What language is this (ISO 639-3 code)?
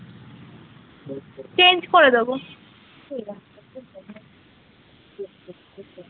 ben